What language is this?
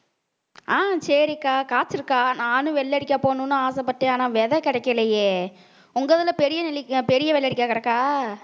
Tamil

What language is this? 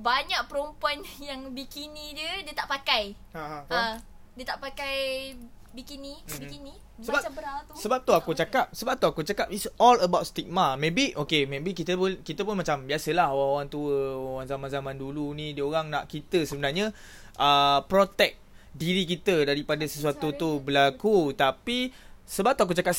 Malay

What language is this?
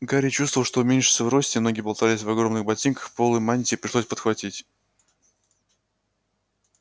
Russian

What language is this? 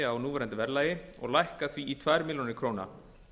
Icelandic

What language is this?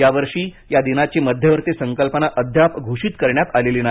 Marathi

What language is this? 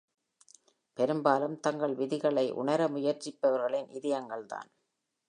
Tamil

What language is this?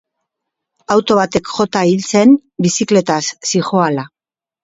Basque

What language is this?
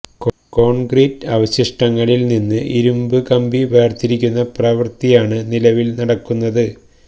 Malayalam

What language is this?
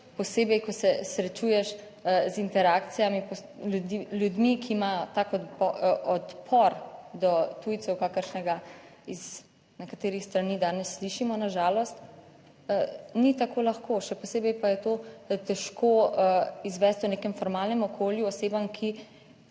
Slovenian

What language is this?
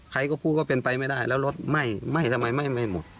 Thai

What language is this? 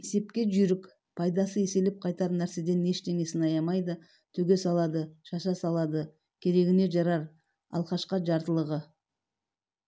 Kazakh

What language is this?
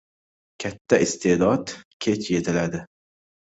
Uzbek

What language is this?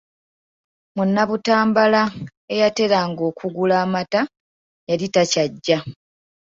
Ganda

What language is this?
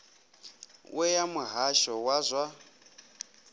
Venda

